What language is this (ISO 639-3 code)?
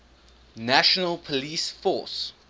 eng